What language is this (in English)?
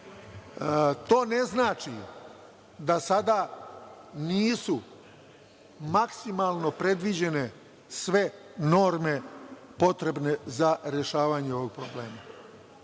Serbian